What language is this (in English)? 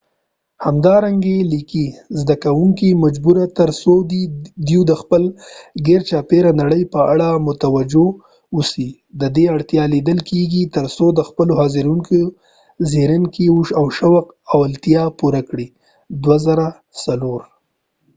Pashto